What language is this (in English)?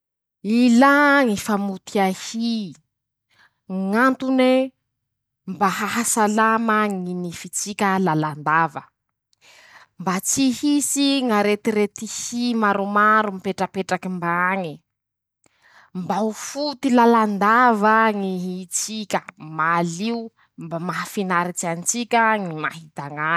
Masikoro Malagasy